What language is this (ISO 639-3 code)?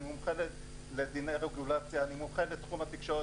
heb